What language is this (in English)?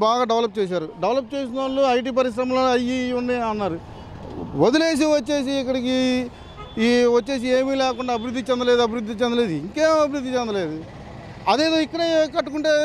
Telugu